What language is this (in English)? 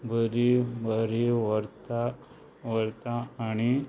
Konkani